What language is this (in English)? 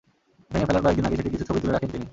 Bangla